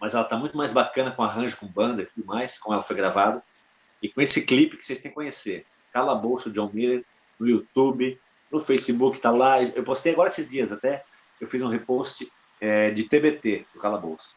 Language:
Portuguese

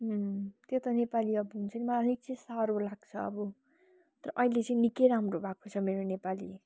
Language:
Nepali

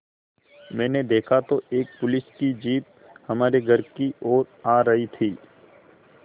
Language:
Hindi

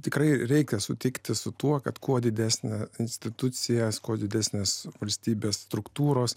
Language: Lithuanian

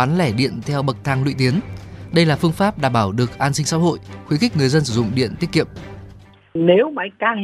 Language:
Vietnamese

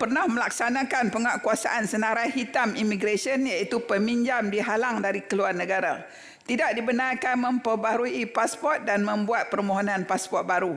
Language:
Malay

